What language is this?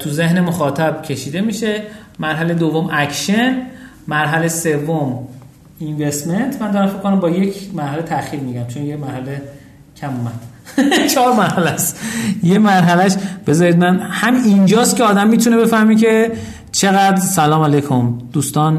Persian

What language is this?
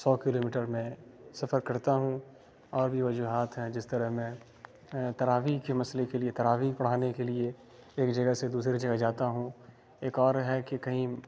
Urdu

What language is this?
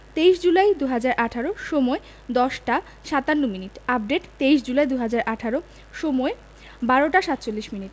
Bangla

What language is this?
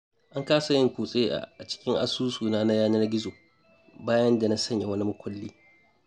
Hausa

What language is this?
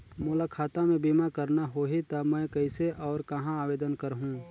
Chhattisgarhi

